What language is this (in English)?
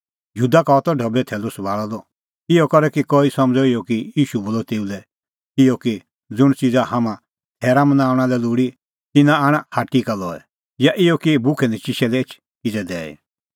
Kullu Pahari